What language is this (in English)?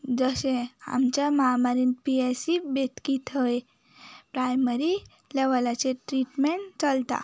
Konkani